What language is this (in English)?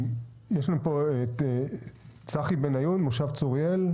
Hebrew